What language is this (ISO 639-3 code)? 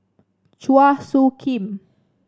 eng